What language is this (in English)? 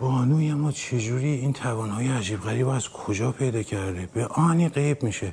Persian